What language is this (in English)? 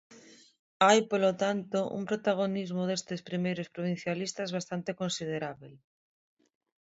Galician